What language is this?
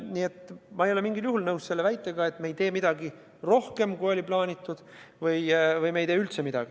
Estonian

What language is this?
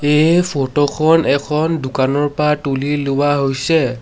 Assamese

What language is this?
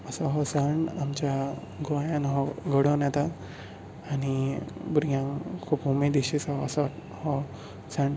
Konkani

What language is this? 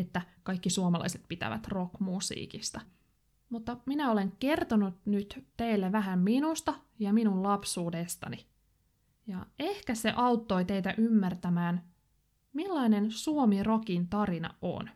Finnish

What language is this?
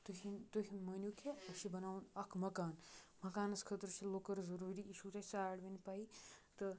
Kashmiri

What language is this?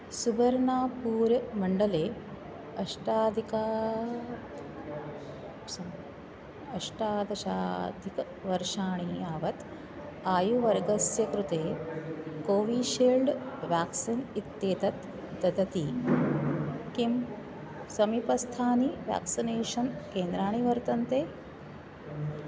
Sanskrit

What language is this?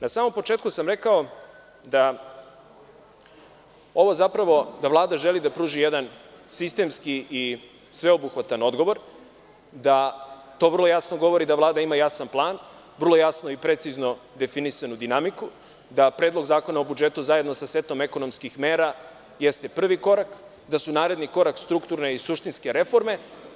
Serbian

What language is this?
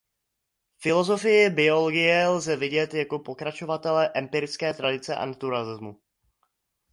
Czech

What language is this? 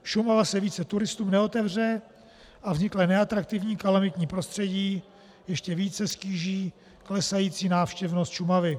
Czech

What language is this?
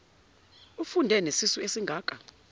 Zulu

